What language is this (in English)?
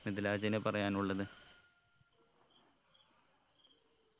Malayalam